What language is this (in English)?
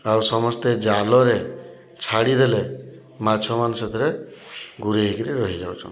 Odia